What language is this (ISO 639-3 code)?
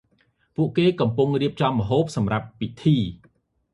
khm